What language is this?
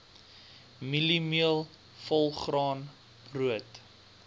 Afrikaans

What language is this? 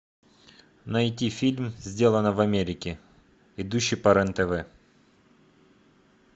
Russian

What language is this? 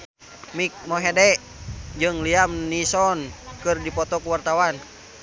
Sundanese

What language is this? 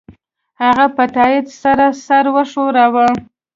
Pashto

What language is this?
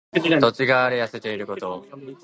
Japanese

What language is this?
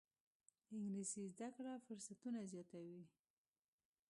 Pashto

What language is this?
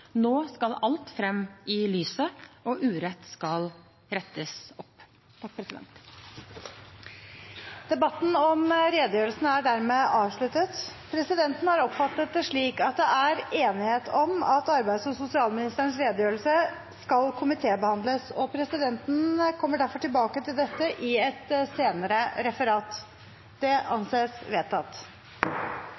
Norwegian Bokmål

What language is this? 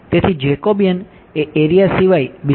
Gujarati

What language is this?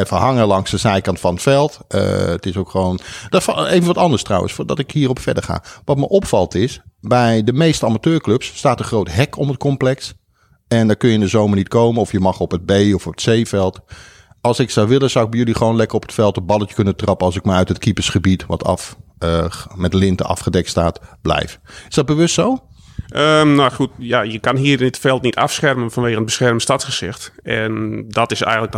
Dutch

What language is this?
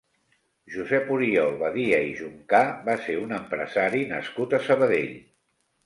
Catalan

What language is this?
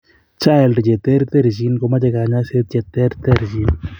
Kalenjin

